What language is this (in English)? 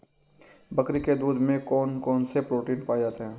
Hindi